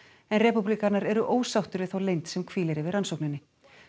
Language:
Icelandic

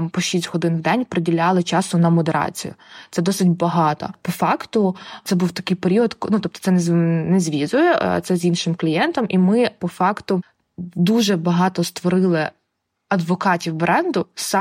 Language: Ukrainian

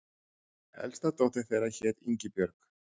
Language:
Icelandic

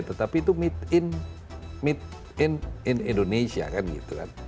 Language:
Indonesian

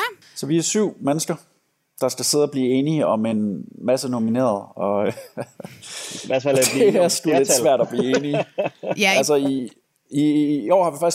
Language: Danish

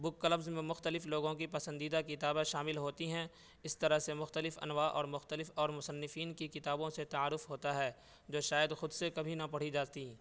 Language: Urdu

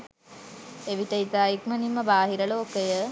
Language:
Sinhala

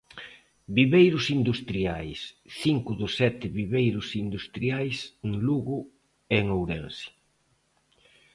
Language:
Galician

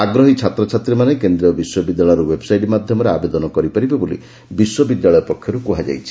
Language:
Odia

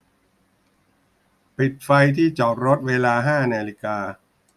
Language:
Thai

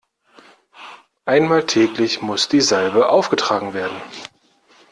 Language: German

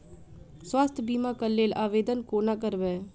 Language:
Maithili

